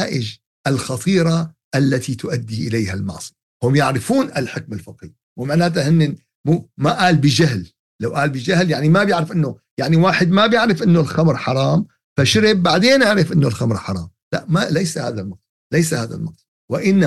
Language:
Arabic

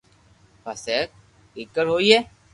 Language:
Loarki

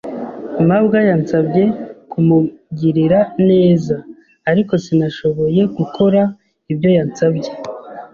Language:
Kinyarwanda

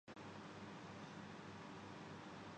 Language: Urdu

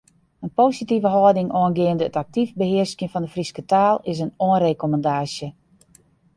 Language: Western Frisian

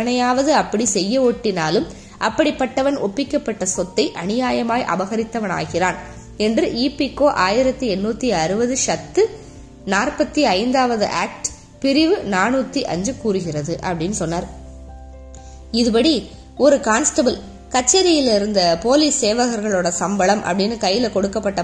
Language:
Tamil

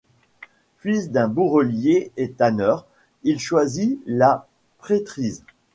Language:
French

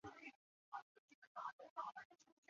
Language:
Chinese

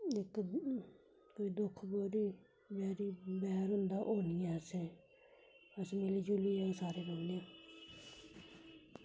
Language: Dogri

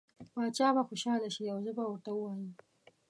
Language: Pashto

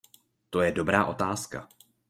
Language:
Czech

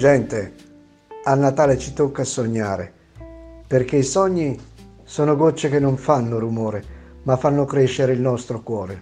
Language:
Italian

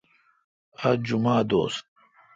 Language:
Kalkoti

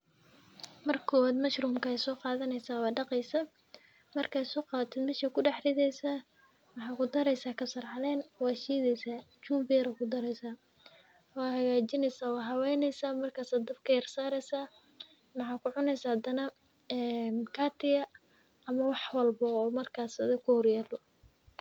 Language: Somali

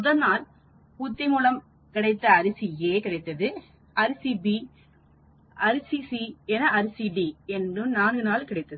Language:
Tamil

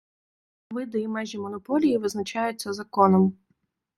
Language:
Ukrainian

